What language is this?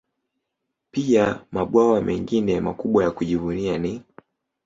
Swahili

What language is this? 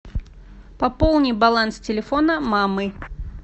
Russian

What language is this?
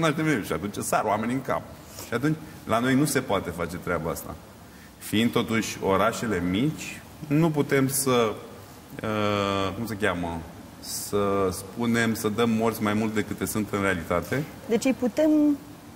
Romanian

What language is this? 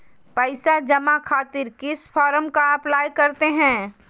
Magahi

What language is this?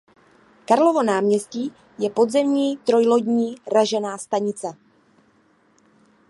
Czech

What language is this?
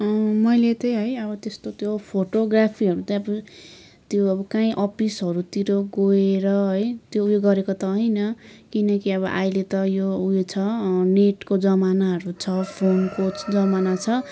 Nepali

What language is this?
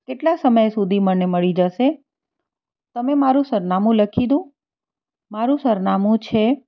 Gujarati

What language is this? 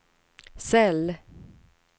Swedish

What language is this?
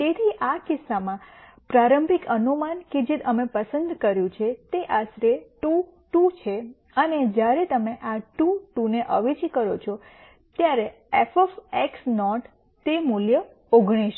Gujarati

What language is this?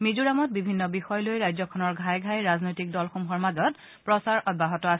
Assamese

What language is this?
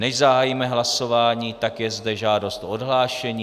Czech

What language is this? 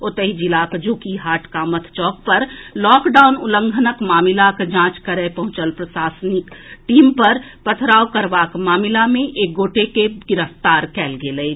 Maithili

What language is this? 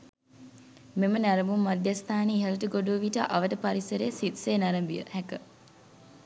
Sinhala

